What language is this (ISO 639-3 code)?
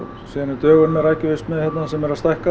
isl